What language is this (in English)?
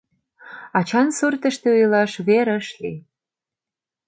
Mari